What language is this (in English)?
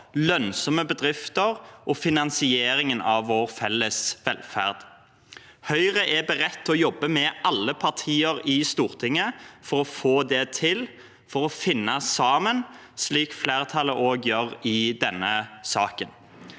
Norwegian